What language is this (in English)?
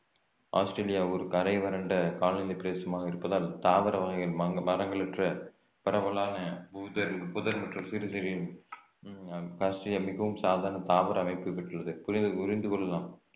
Tamil